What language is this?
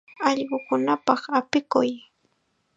Chiquián Ancash Quechua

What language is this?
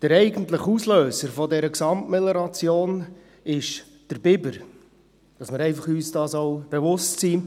Swiss German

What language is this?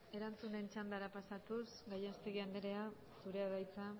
Basque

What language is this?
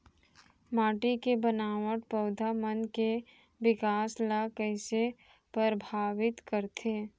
Chhattisgarhi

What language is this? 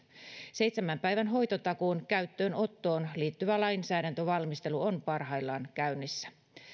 Finnish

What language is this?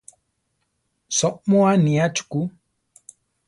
Central Tarahumara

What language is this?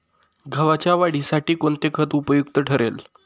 Marathi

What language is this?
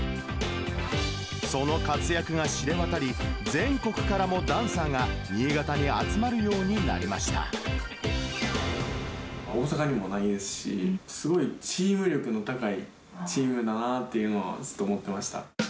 Japanese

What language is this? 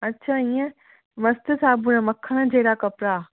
Sindhi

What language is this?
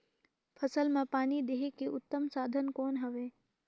Chhattisgarhi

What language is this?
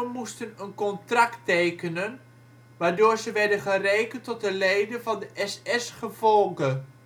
Dutch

